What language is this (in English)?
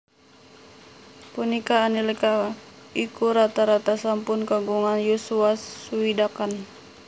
Javanese